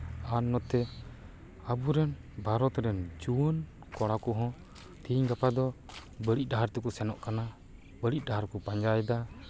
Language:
Santali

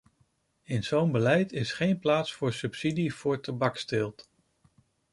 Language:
Dutch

